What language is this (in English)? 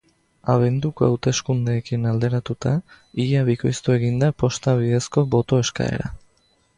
Basque